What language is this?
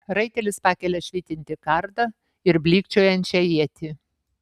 Lithuanian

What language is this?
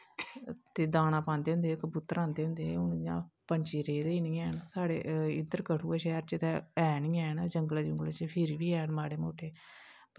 Dogri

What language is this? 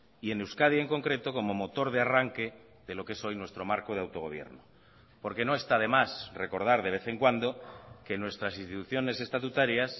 Spanish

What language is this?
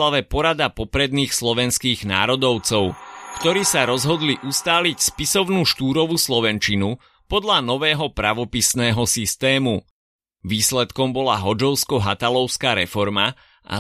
Slovak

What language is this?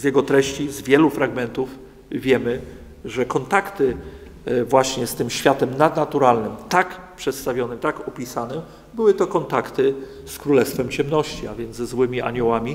Polish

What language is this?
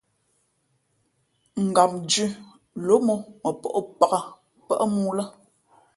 Fe'fe'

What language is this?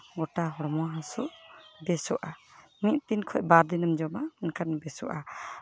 Santali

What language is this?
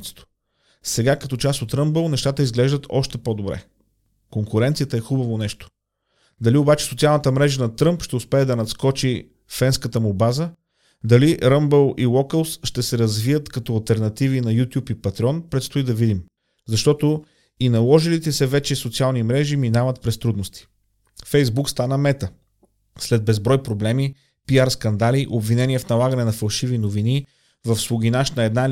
Bulgarian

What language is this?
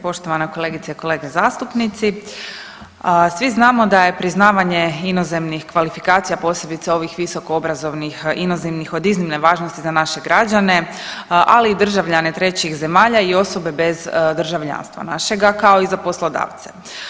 Croatian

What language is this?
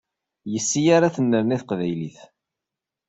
Kabyle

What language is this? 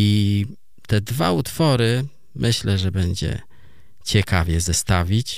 Polish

